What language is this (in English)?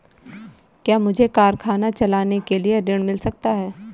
Hindi